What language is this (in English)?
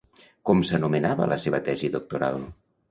Catalan